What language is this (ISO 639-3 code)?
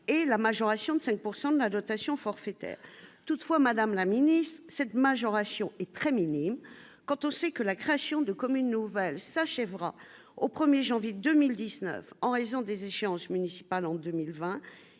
fra